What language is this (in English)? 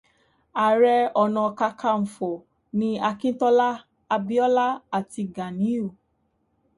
Yoruba